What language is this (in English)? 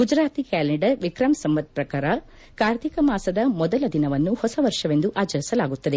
Kannada